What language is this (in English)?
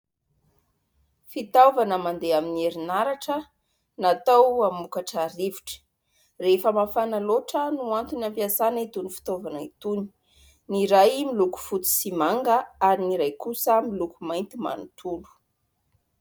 Malagasy